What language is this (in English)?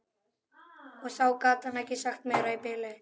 Icelandic